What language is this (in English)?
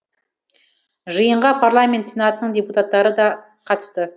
Kazakh